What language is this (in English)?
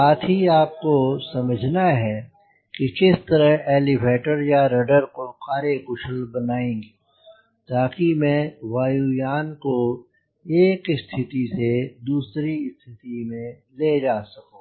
Hindi